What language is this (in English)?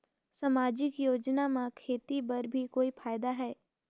Chhattisgarhi